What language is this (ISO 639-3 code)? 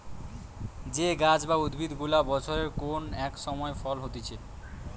ben